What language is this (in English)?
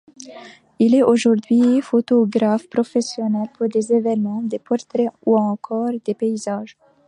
French